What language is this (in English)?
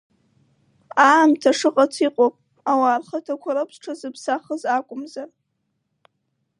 Abkhazian